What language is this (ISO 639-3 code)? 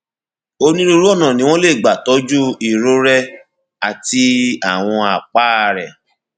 yor